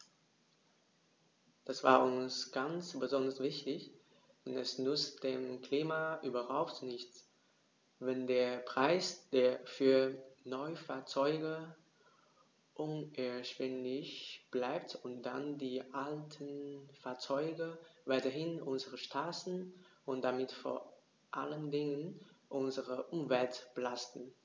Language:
German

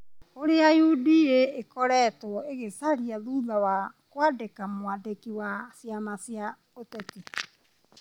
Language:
Kikuyu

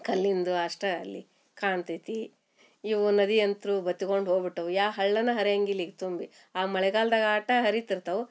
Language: Kannada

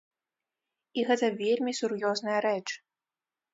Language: Belarusian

